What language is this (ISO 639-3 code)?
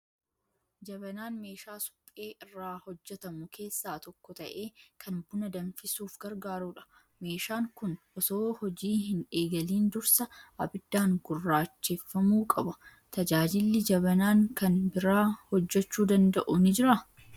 orm